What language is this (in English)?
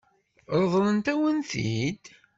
Kabyle